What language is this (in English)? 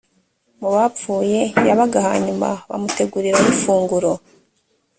Kinyarwanda